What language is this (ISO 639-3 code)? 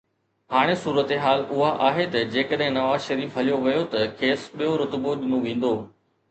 snd